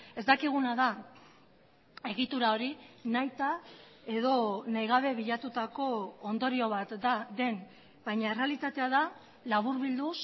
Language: Basque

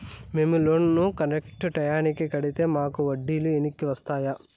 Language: Telugu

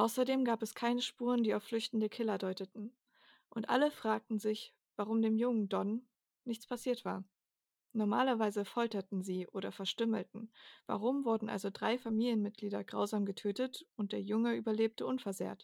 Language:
German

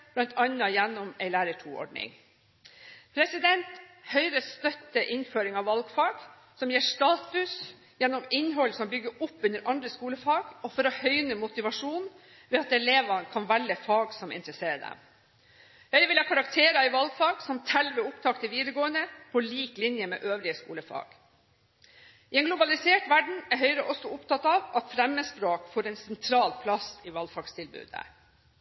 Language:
Norwegian Bokmål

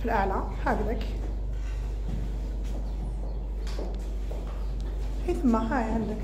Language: Arabic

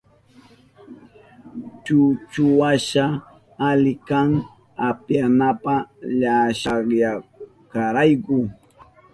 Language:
Southern Pastaza Quechua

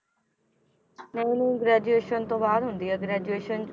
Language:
Punjabi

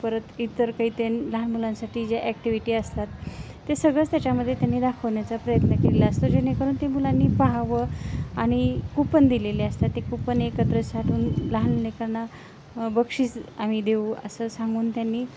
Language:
Marathi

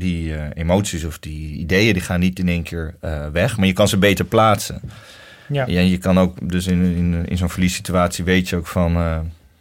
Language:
Dutch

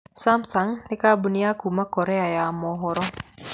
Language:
Kikuyu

